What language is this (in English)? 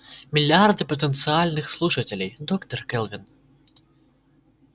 Russian